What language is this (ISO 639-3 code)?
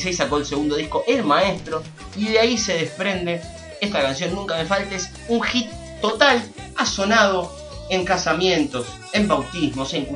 spa